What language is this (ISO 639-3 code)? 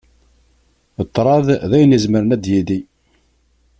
kab